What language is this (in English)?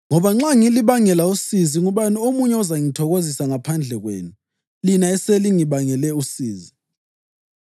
North Ndebele